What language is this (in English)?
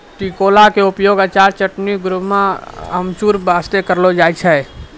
Maithili